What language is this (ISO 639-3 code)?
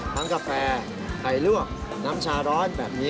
tha